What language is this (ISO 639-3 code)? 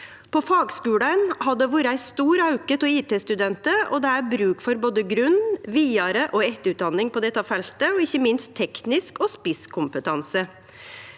nor